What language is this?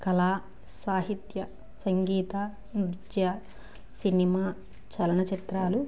Telugu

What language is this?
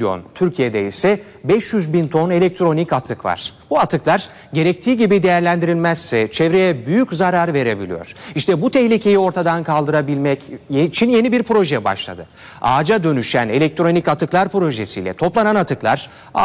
Turkish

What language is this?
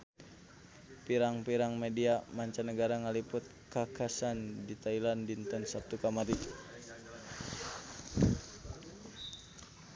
Sundanese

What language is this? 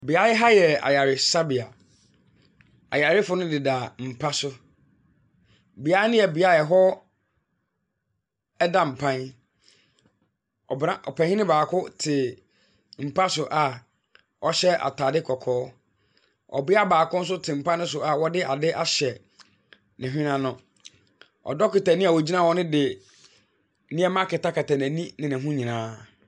Akan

